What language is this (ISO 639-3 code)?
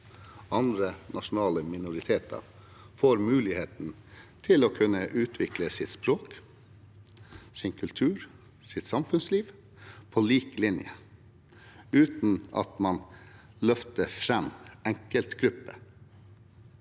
nor